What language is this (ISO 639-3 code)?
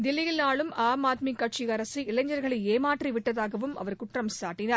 tam